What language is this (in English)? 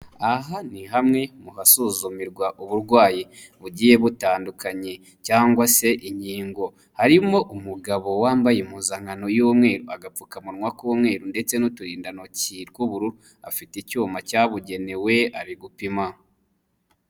Kinyarwanda